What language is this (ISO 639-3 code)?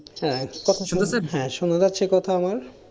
ben